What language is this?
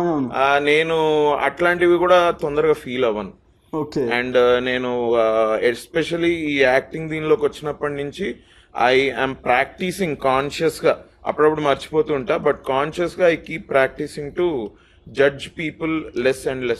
Telugu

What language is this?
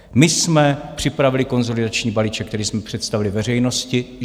Czech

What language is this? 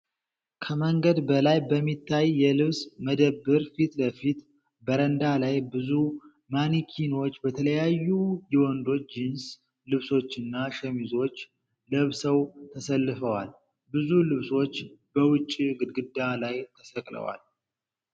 Amharic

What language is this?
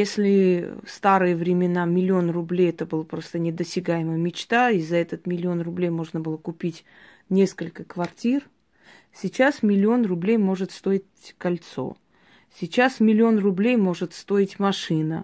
Russian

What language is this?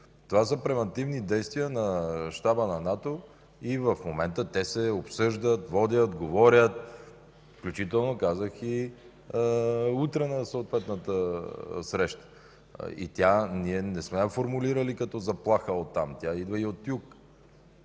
Bulgarian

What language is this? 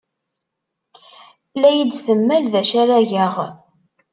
Kabyle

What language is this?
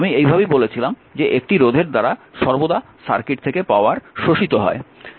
Bangla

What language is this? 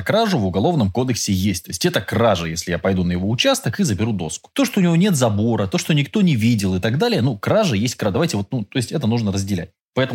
Russian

